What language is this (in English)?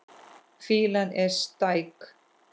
Icelandic